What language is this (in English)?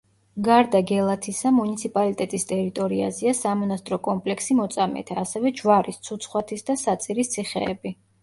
Georgian